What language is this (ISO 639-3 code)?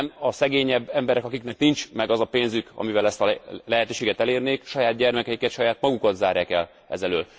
hun